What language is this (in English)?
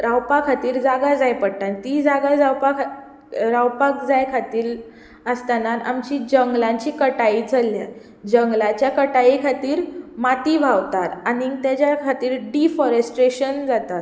Konkani